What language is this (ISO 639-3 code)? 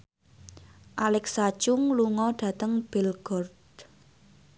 jav